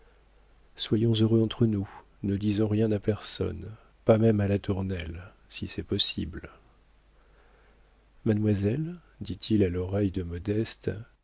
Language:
French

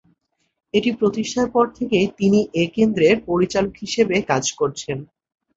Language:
Bangla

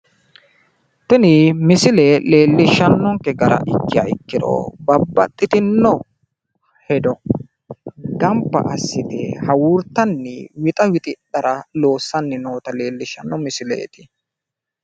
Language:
Sidamo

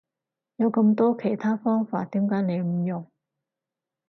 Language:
Cantonese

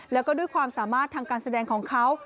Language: Thai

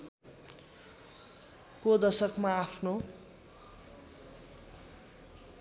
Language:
Nepali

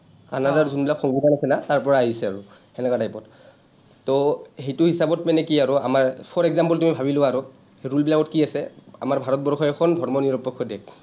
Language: Assamese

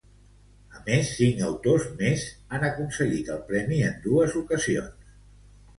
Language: Catalan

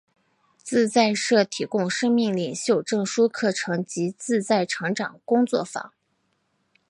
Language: Chinese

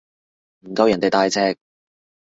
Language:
Cantonese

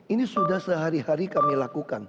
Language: Indonesian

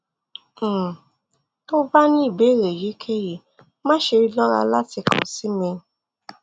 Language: Yoruba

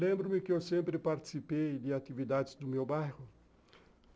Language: Portuguese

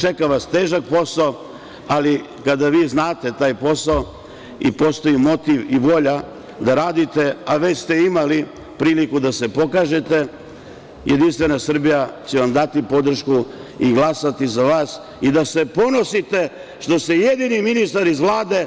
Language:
Serbian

